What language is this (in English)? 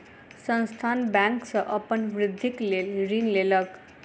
Maithili